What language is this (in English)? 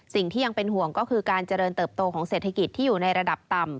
Thai